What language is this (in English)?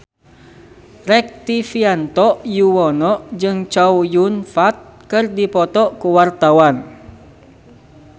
Sundanese